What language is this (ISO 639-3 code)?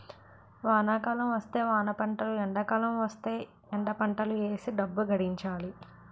tel